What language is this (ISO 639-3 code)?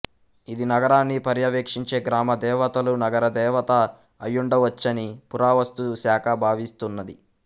tel